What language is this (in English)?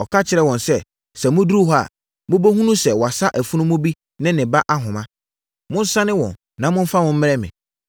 Akan